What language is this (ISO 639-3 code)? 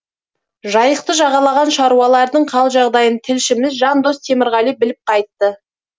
kaz